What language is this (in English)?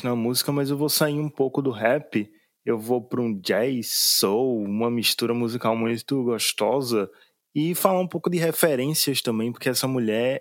Portuguese